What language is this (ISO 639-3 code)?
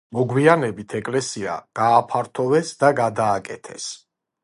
kat